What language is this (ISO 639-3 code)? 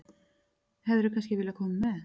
isl